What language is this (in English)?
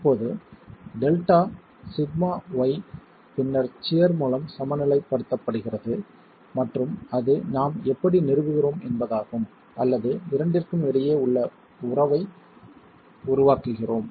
Tamil